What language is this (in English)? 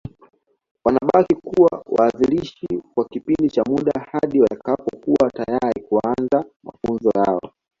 Swahili